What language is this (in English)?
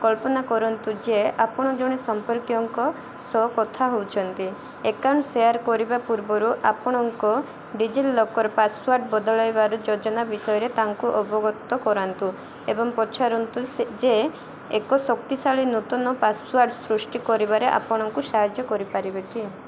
Odia